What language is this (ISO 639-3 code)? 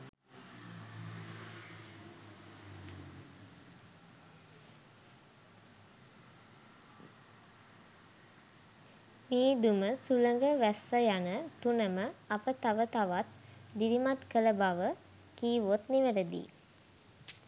sin